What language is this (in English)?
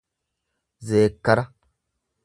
Oromo